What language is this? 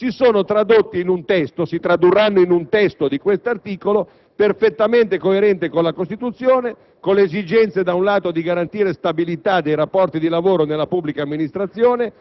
Italian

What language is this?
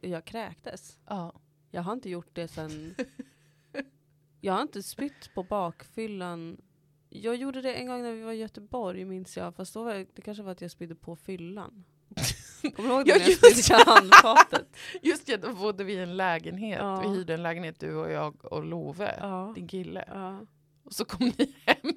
Swedish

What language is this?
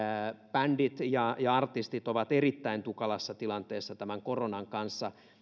Finnish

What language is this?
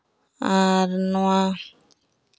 Santali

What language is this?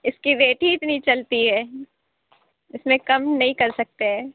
Urdu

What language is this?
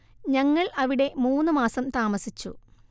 Malayalam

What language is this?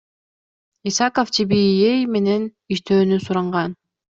Kyrgyz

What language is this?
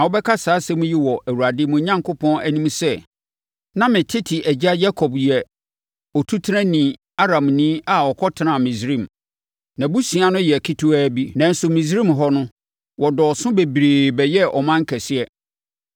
Akan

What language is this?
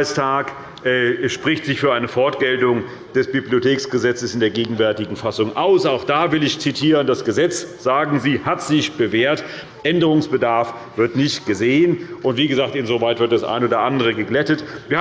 German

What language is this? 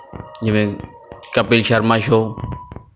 Punjabi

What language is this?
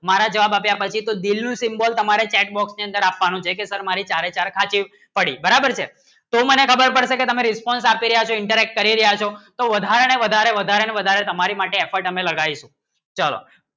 Gujarati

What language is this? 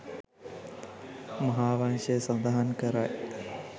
Sinhala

